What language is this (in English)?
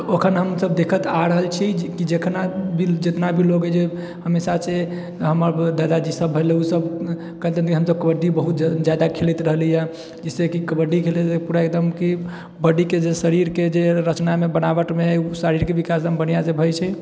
Maithili